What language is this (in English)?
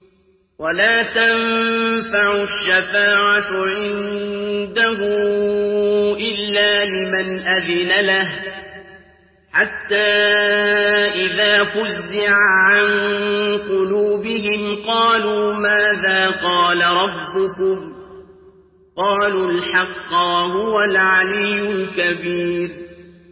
Arabic